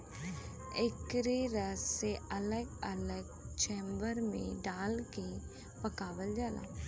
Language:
Bhojpuri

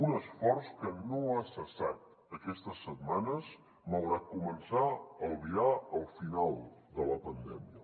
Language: Catalan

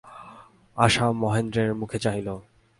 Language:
Bangla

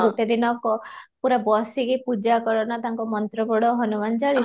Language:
Odia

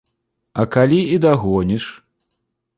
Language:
Belarusian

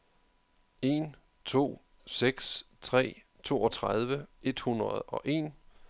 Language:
Danish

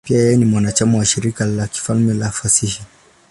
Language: Swahili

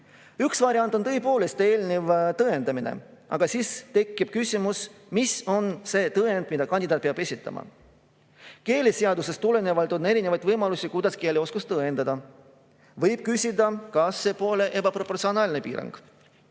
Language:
Estonian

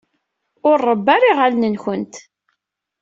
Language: Kabyle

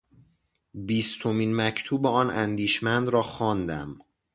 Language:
Persian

